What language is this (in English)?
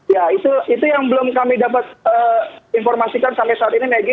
Indonesian